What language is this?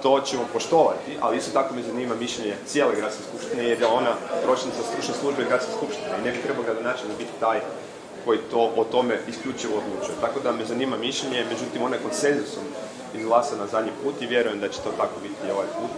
Croatian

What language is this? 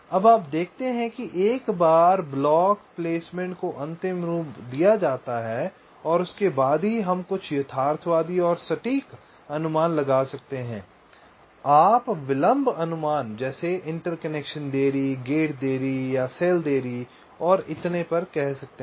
Hindi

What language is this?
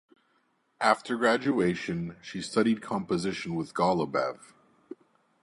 English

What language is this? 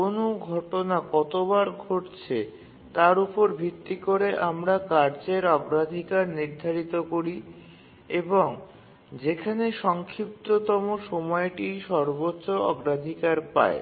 Bangla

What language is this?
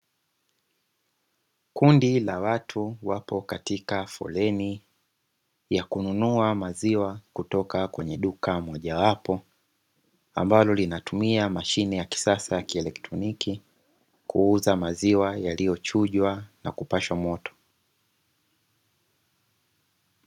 Swahili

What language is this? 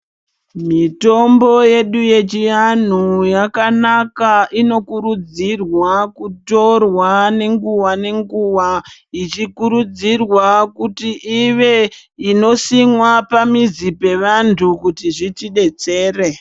Ndau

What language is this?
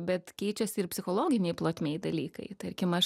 Lithuanian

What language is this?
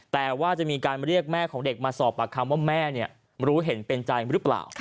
Thai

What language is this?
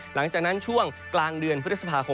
Thai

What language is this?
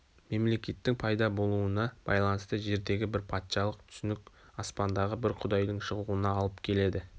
Kazakh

